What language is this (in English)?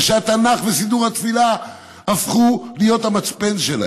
Hebrew